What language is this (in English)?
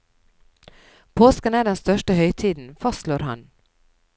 Norwegian